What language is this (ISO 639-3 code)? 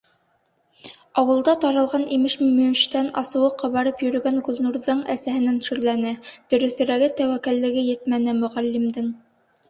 bak